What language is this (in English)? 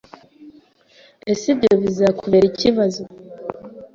Kinyarwanda